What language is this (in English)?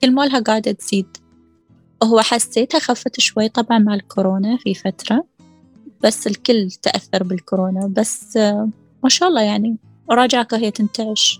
Arabic